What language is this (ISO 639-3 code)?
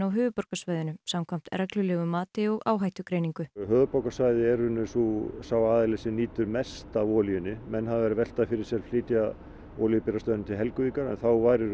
isl